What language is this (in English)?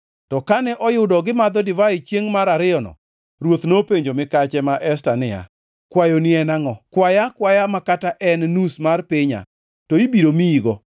Luo (Kenya and Tanzania)